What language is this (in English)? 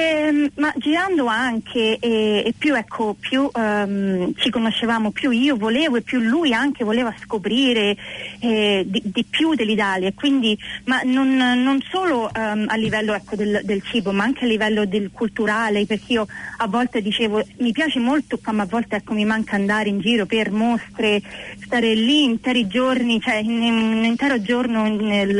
Italian